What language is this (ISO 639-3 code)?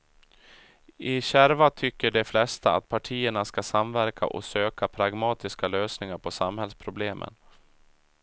swe